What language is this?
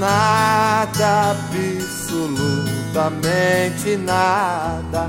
Portuguese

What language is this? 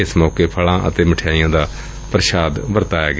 Punjabi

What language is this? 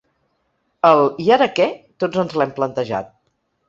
Catalan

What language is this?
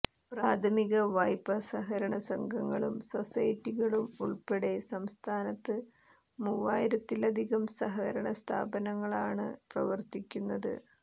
Malayalam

